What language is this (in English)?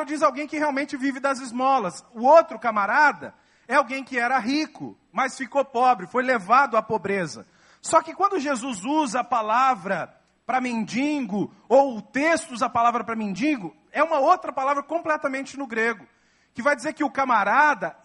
Portuguese